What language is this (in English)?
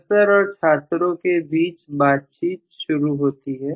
Hindi